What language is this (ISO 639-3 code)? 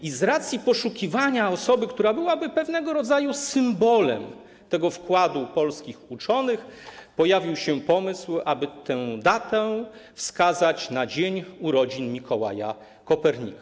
pol